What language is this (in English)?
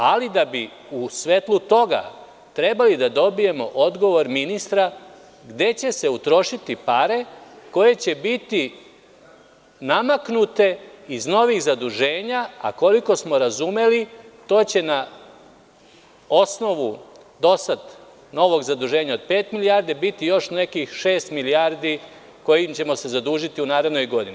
Serbian